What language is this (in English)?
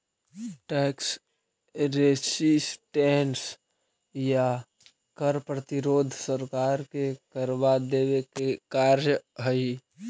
Magahi